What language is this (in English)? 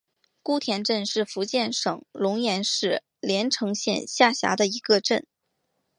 Chinese